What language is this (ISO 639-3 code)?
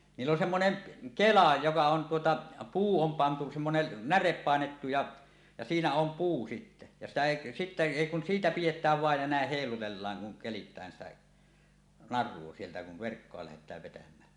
fin